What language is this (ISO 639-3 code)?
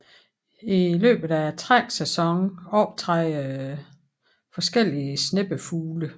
dan